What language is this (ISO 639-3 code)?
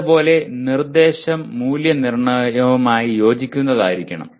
mal